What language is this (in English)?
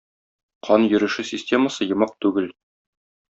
Tatar